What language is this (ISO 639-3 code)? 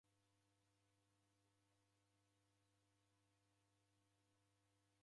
dav